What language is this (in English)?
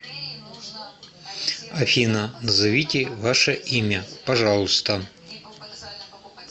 Russian